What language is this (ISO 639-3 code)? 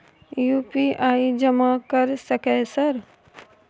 mai